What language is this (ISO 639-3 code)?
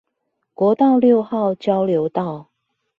zho